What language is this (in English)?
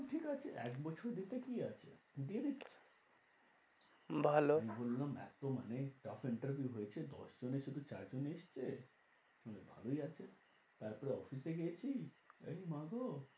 Bangla